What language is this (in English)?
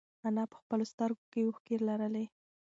Pashto